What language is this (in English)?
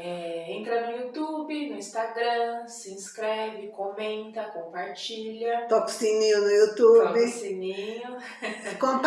Portuguese